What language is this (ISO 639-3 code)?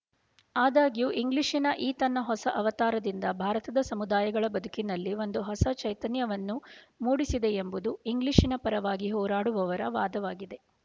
kan